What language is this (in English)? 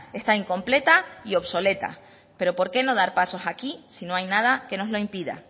Spanish